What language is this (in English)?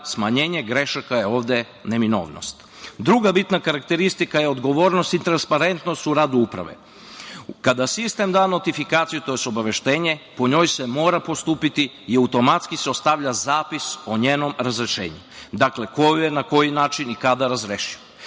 Serbian